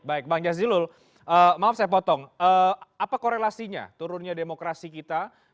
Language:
Indonesian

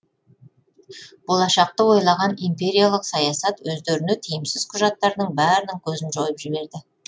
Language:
Kazakh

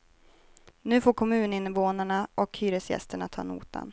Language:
Swedish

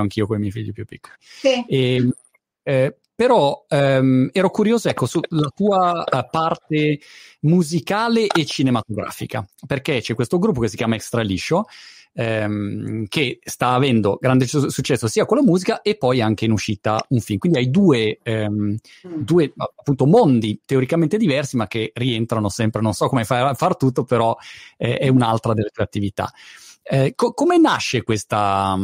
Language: Italian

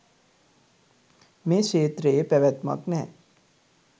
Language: Sinhala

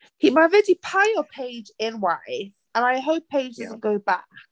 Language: Welsh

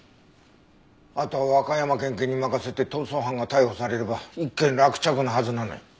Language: Japanese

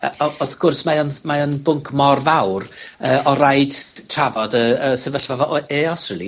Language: Welsh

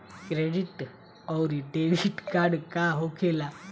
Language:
Bhojpuri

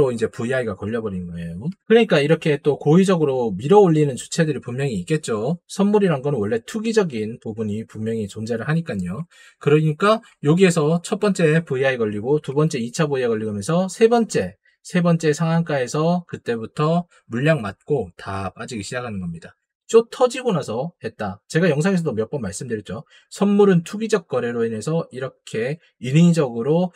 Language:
Korean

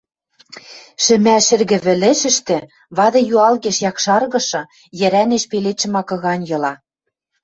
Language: Western Mari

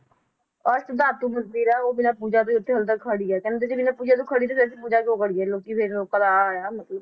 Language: Punjabi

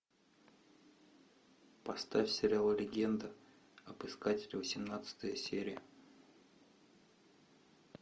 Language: Russian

